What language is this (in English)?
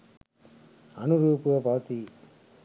Sinhala